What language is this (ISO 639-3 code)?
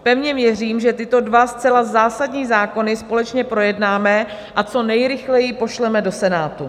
ces